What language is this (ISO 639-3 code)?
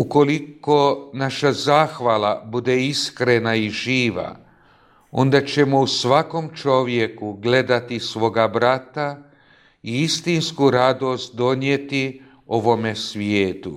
hrv